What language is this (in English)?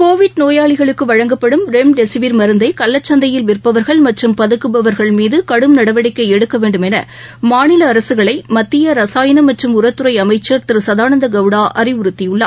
Tamil